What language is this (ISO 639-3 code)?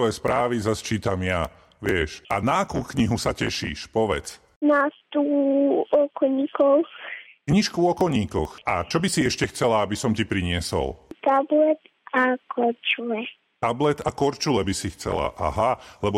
slk